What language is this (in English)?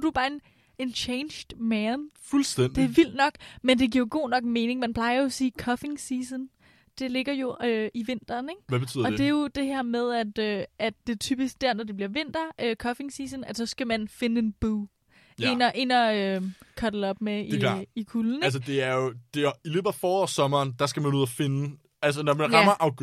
Danish